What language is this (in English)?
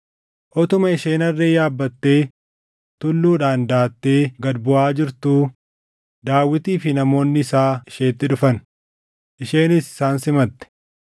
Oromo